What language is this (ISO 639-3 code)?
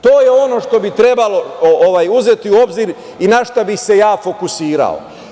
srp